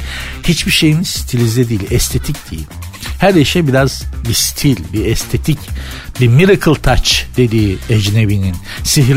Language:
Turkish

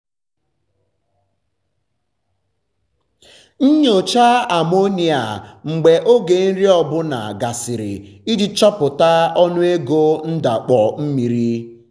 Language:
Igbo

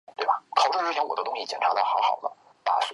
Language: Chinese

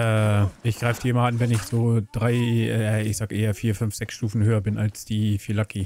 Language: German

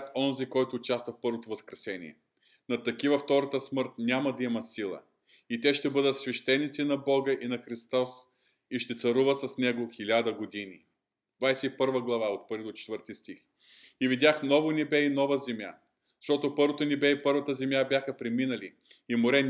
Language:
Bulgarian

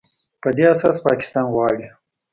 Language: Pashto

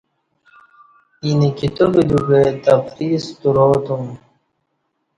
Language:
Kati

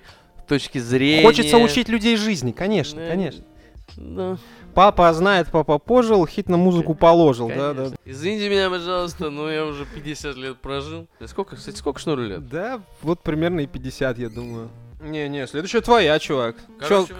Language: Russian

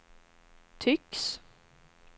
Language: Swedish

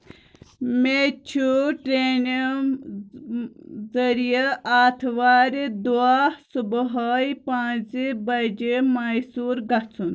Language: Kashmiri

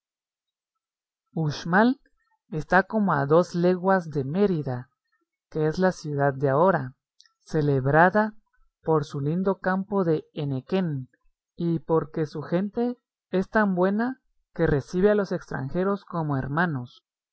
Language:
Spanish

